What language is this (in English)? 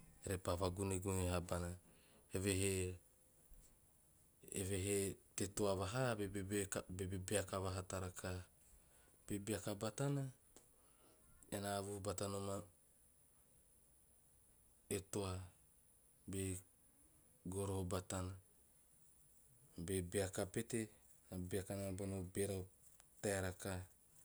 Teop